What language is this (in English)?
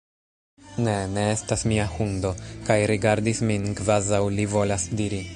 Esperanto